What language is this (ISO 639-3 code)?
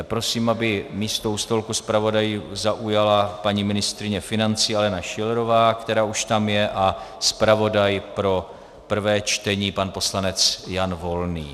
ces